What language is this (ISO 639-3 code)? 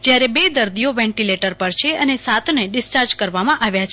guj